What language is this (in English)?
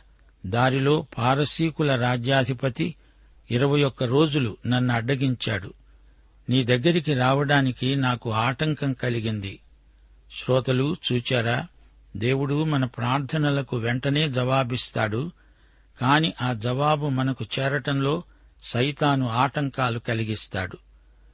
Telugu